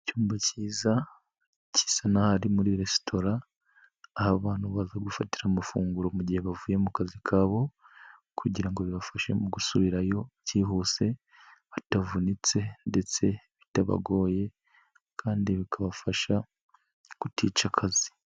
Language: Kinyarwanda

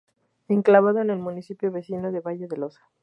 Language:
Spanish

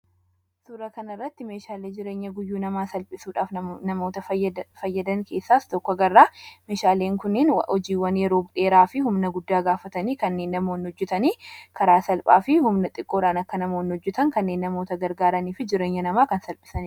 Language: Oromo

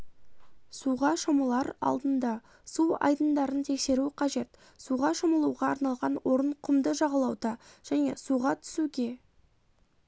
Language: Kazakh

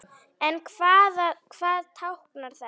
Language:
Icelandic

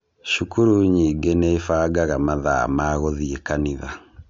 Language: Kikuyu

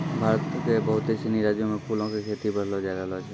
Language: Maithili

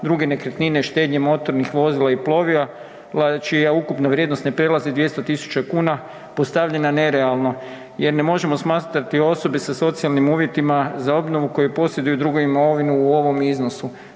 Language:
Croatian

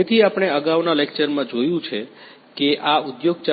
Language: Gujarati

